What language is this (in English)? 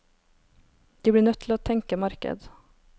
Norwegian